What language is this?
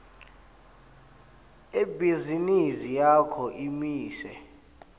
Swati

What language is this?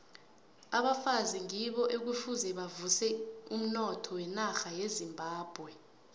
South Ndebele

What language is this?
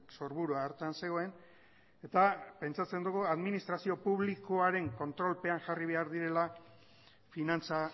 Basque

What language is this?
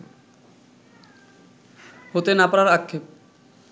Bangla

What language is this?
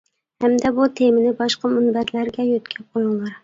Uyghur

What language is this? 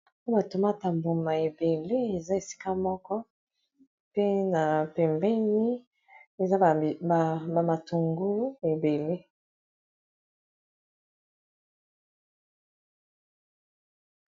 Lingala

